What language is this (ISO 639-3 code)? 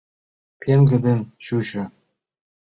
chm